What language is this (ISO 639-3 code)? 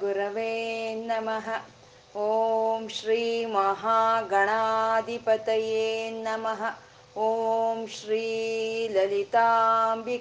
kan